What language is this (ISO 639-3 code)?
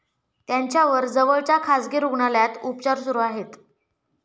mar